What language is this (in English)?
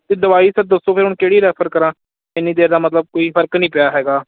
Punjabi